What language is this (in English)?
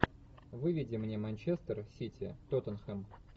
Russian